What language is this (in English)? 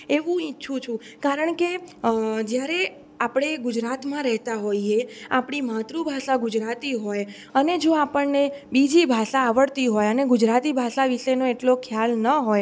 Gujarati